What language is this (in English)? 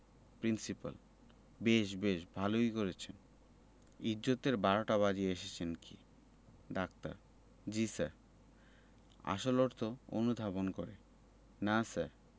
Bangla